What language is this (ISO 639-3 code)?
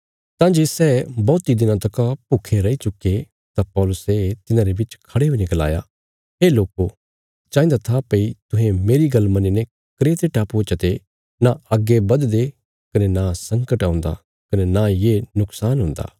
kfs